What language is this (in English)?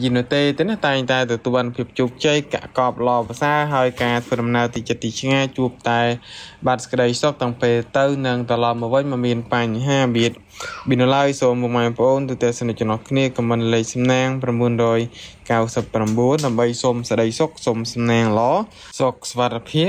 Thai